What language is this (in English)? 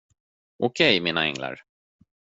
Swedish